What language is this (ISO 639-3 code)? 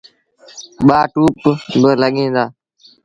sbn